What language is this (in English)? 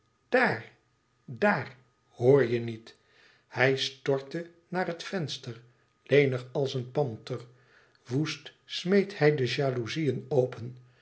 Dutch